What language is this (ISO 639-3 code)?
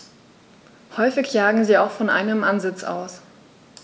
deu